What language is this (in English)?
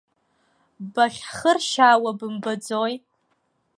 Abkhazian